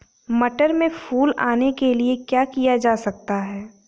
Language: Hindi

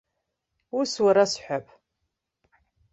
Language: Abkhazian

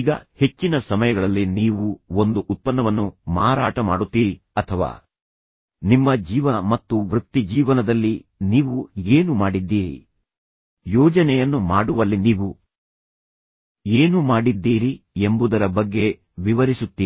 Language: Kannada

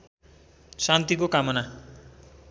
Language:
Nepali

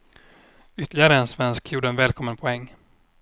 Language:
Swedish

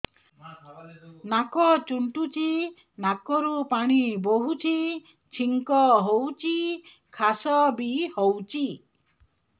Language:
Odia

